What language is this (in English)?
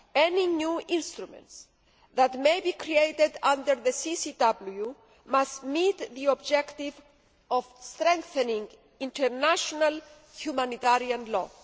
English